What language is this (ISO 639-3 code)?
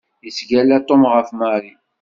kab